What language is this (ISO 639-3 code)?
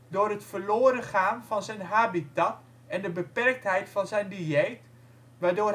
nld